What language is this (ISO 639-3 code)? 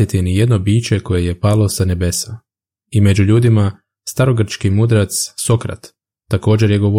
hrv